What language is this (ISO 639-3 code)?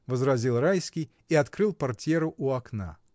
rus